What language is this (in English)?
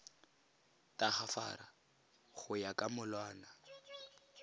Tswana